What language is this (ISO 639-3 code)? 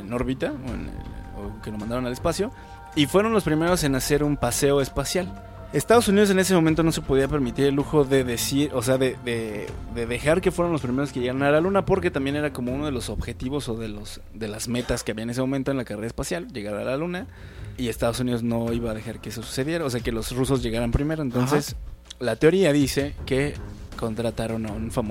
spa